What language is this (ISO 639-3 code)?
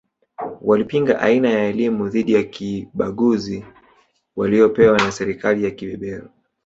swa